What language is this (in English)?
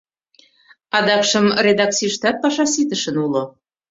Mari